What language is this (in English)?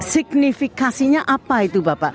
Indonesian